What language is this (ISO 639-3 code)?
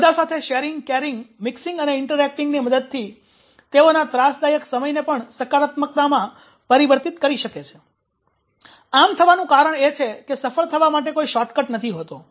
guj